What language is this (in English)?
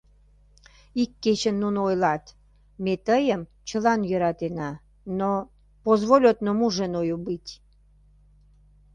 Mari